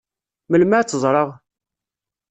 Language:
Kabyle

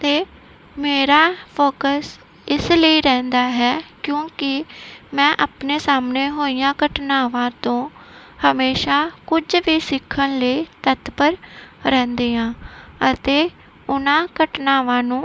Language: Punjabi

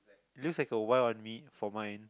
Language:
English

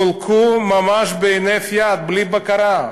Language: Hebrew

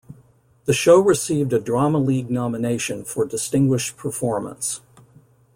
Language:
English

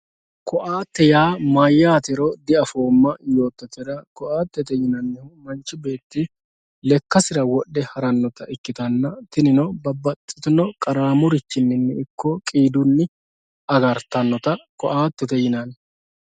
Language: Sidamo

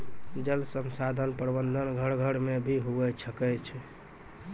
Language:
Maithili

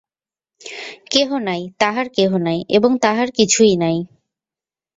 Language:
Bangla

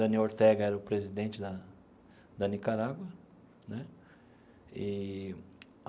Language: Portuguese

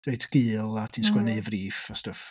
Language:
Welsh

